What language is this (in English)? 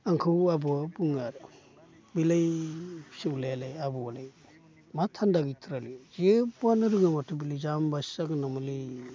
Bodo